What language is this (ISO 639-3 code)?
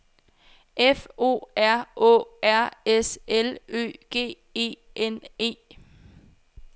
dan